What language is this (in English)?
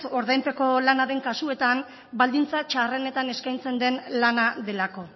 Basque